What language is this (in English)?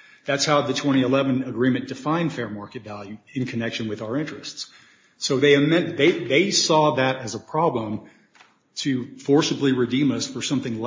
English